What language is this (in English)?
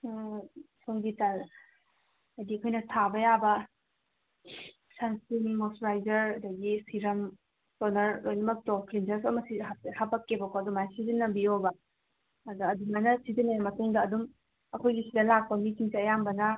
Manipuri